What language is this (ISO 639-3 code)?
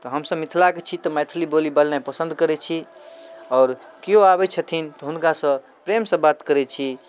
mai